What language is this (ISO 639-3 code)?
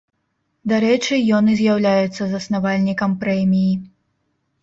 bel